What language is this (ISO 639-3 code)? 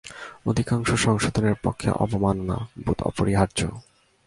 ben